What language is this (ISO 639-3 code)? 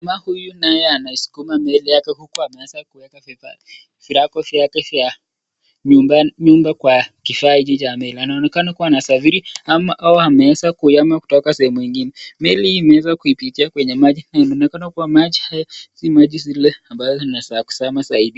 swa